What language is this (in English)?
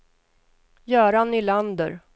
Swedish